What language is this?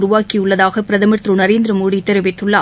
Tamil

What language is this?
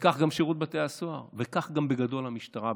Hebrew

